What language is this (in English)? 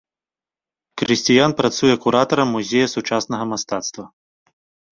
Belarusian